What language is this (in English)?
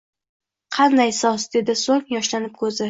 Uzbek